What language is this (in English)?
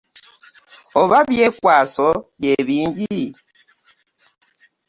Ganda